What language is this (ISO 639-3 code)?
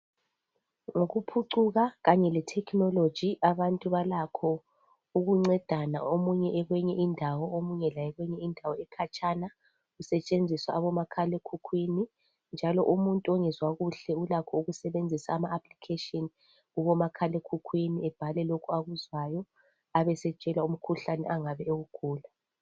nde